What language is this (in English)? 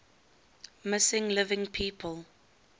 English